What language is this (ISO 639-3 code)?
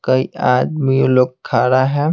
hin